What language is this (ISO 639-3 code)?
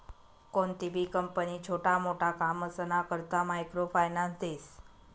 mar